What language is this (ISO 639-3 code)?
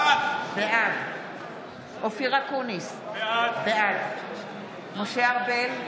heb